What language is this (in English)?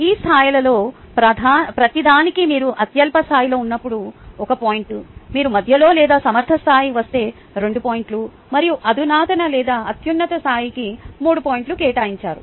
Telugu